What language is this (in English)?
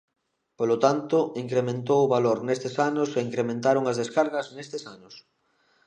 Galician